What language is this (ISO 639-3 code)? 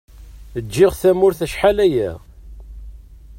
kab